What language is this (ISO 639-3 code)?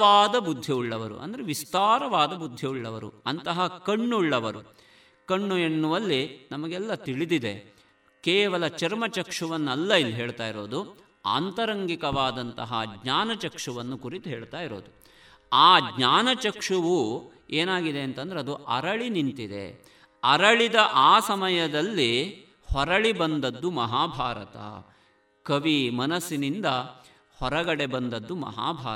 kan